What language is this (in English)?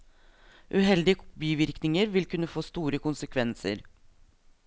Norwegian